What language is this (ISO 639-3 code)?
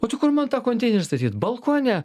lit